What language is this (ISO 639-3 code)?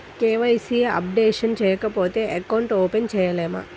tel